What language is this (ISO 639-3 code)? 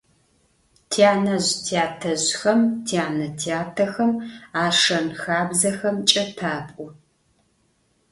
ady